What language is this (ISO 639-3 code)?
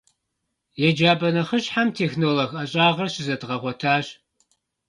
kbd